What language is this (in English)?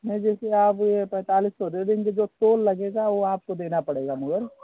Hindi